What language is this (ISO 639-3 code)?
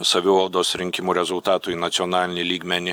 lit